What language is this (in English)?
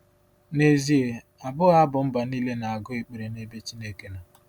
Igbo